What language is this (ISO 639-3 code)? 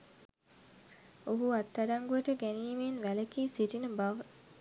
sin